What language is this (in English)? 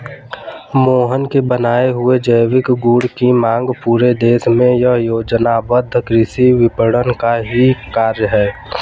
Hindi